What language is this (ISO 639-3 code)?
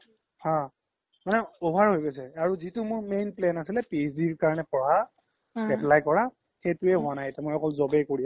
asm